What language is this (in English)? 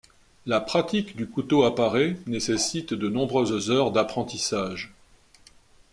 French